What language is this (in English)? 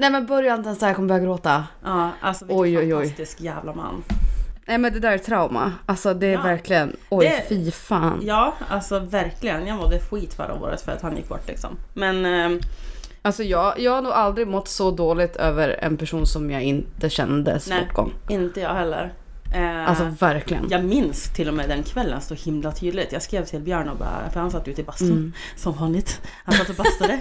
Swedish